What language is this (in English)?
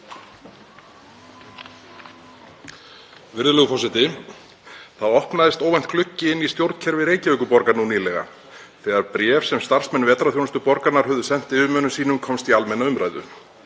Icelandic